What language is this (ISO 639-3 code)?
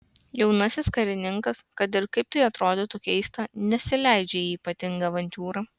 lit